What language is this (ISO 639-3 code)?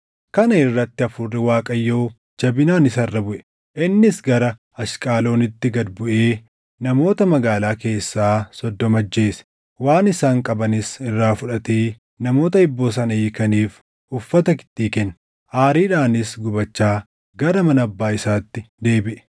orm